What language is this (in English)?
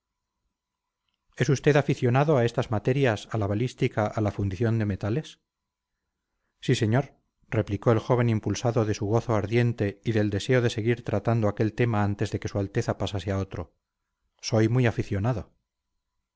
Spanish